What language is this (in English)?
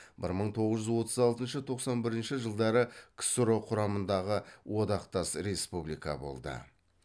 Kazakh